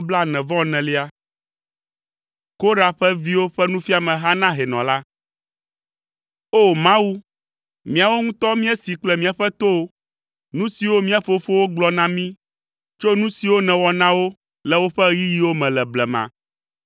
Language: Ewe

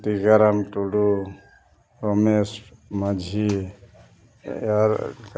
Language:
Santali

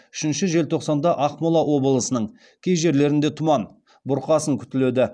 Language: Kazakh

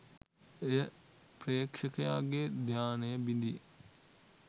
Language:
Sinhala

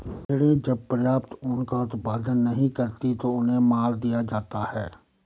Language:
Hindi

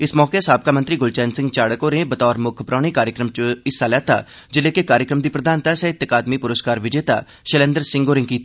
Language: Dogri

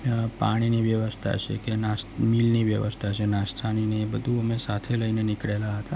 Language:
Gujarati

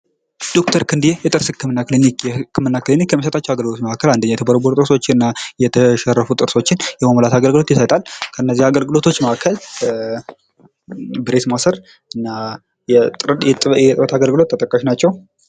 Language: Amharic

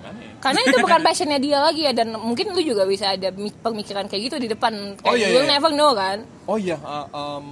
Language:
Indonesian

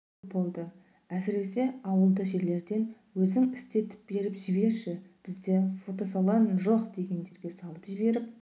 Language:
Kazakh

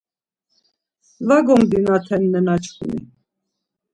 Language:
Laz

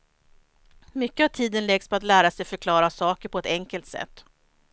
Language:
Swedish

